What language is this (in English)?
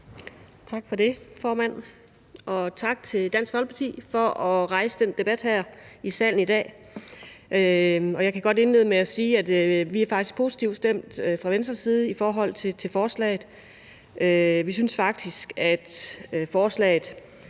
Danish